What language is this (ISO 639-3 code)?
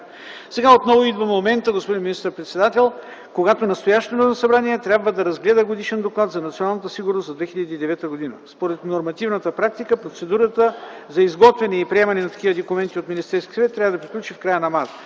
bul